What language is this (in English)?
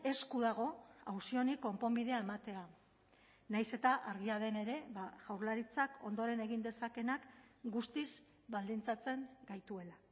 Basque